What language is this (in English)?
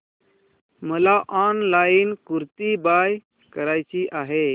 Marathi